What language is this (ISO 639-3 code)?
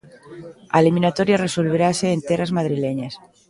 glg